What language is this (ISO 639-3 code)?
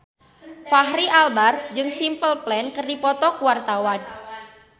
sun